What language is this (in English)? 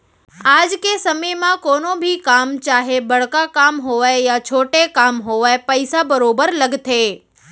Chhattisgarhi